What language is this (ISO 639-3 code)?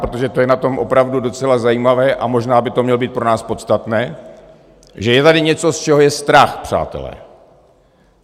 ces